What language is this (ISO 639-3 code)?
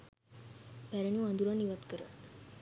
sin